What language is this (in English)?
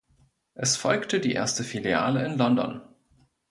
German